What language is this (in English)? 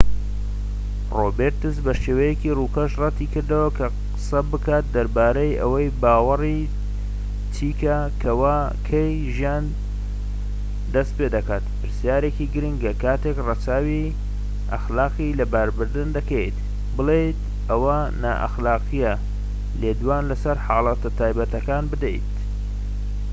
Central Kurdish